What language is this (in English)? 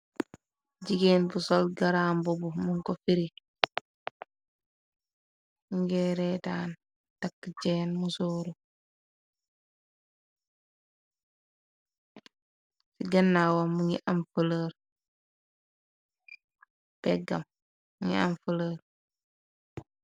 Wolof